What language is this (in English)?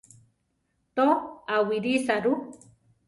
Central Tarahumara